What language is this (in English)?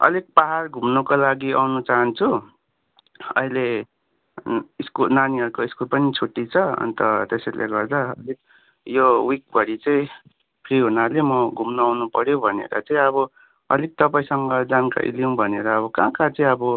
Nepali